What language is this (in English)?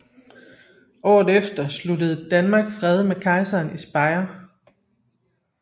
Danish